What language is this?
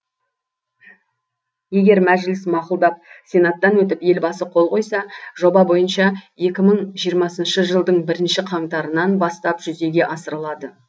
Kazakh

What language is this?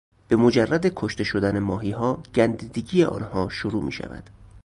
Persian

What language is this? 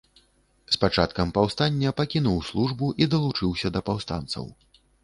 Belarusian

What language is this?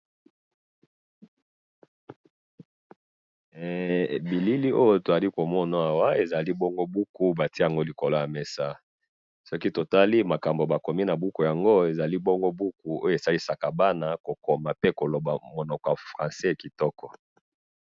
Lingala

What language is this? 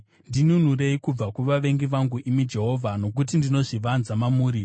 Shona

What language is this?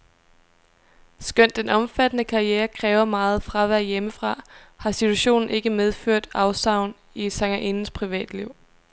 Danish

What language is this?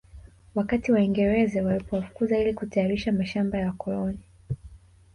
Swahili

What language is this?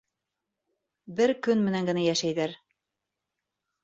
Bashkir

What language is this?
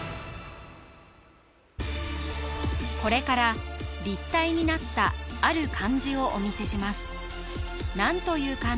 Japanese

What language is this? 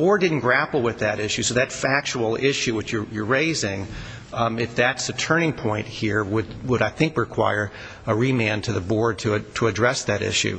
English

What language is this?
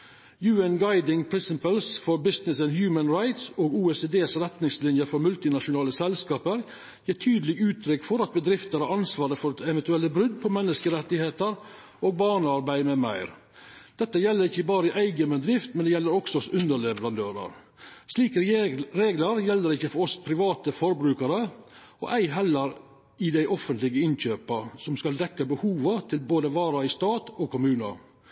Norwegian Nynorsk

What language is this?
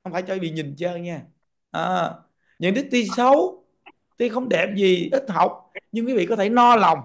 Vietnamese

